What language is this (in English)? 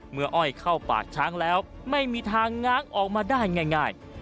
Thai